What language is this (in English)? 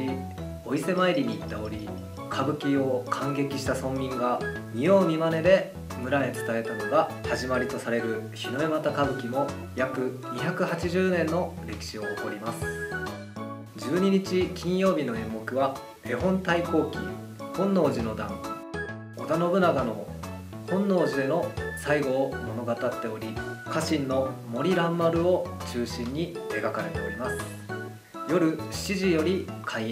Japanese